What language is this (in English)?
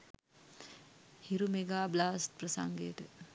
Sinhala